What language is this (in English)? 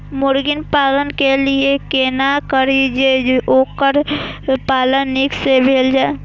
Maithili